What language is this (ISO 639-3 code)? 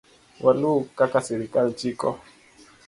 luo